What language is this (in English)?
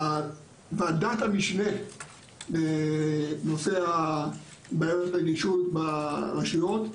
Hebrew